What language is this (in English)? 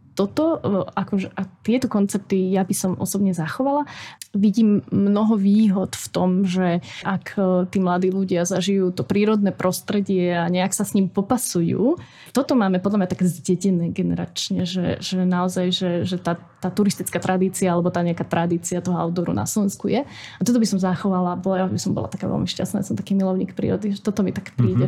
Slovak